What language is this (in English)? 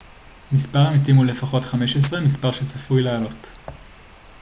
Hebrew